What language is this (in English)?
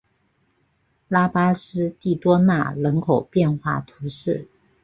Chinese